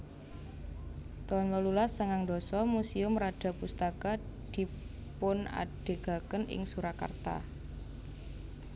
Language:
Javanese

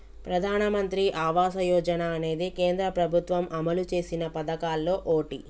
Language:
Telugu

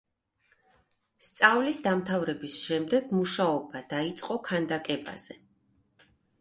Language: Georgian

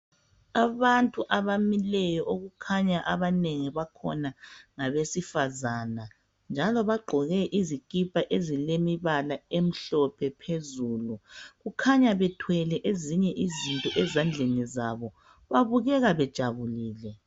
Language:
North Ndebele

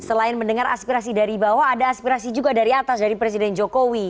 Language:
Indonesian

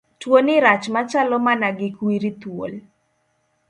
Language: Luo (Kenya and Tanzania)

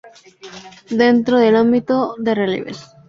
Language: Spanish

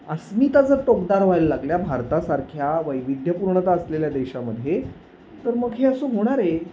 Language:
Marathi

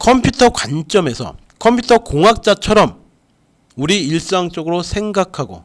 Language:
Korean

